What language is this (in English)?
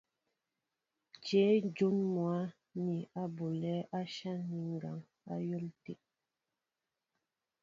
Mbo (Cameroon)